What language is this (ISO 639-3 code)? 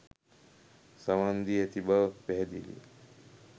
sin